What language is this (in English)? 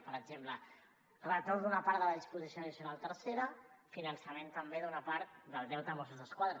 Catalan